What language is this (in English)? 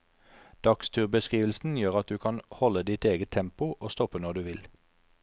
Norwegian